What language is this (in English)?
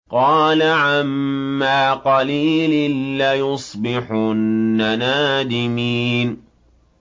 Arabic